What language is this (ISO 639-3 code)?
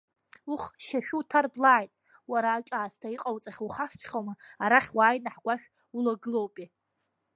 abk